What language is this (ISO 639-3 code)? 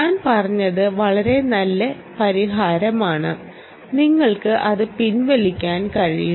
mal